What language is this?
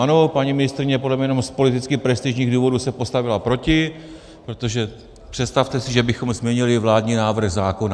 Czech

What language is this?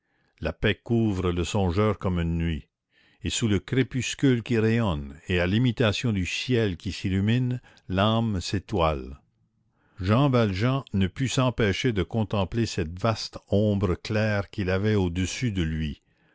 French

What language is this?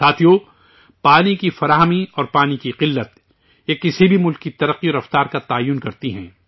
Urdu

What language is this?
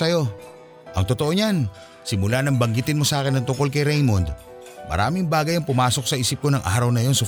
Filipino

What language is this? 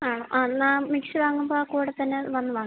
Malayalam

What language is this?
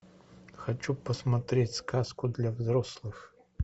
Russian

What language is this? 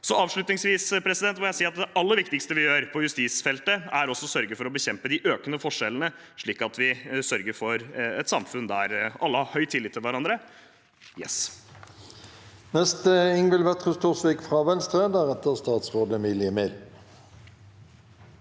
Norwegian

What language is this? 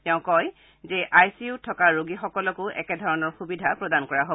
Assamese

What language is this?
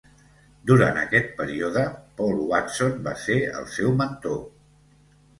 Catalan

